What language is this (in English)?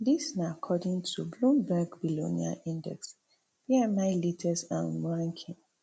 Nigerian Pidgin